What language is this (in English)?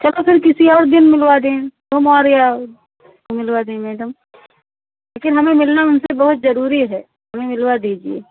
Hindi